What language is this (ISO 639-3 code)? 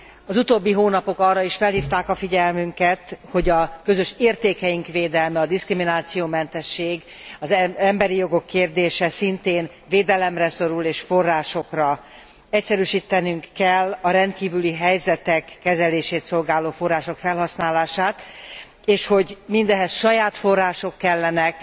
hun